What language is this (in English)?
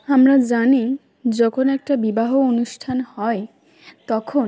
Bangla